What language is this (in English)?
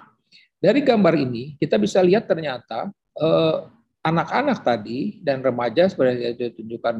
Indonesian